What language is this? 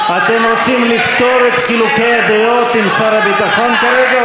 Hebrew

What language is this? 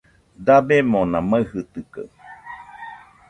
Nüpode Huitoto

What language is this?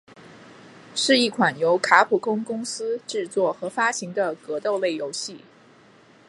Chinese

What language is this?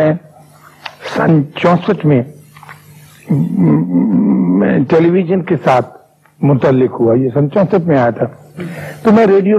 Urdu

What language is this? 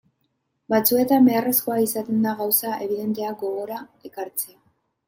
Basque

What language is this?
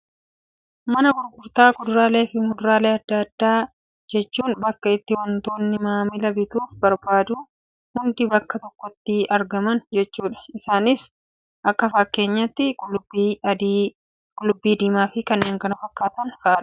Oromo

